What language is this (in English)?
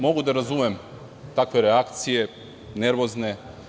Serbian